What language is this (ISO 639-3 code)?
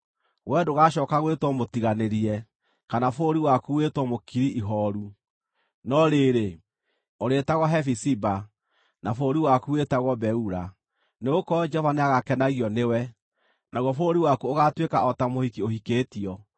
kik